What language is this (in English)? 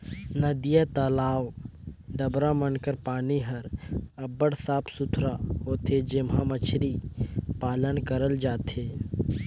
Chhattisgarhi